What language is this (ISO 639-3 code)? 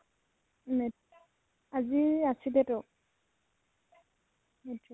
asm